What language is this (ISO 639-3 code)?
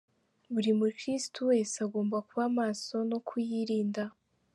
kin